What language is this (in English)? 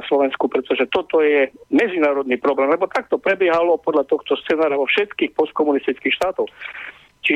Slovak